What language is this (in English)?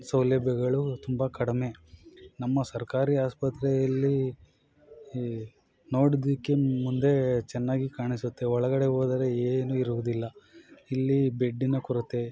Kannada